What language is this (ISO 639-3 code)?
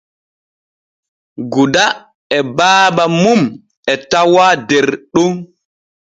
fue